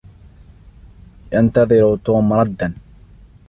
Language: Arabic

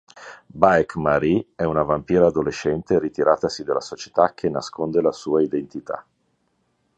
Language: Italian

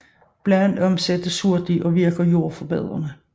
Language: Danish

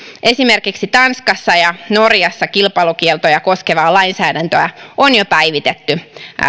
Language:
Finnish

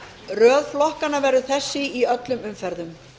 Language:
Icelandic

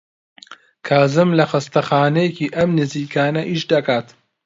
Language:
Central Kurdish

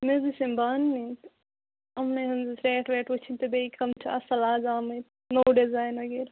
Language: Kashmiri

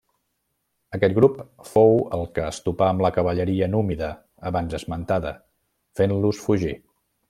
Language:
Catalan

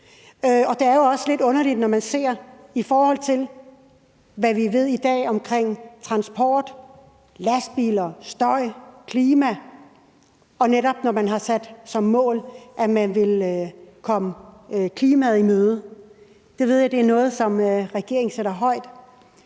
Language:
Danish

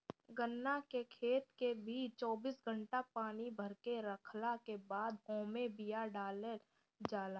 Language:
Bhojpuri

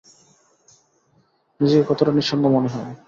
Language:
Bangla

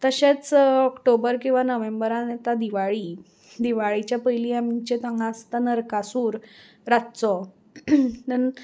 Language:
Konkani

